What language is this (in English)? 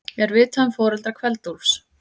Icelandic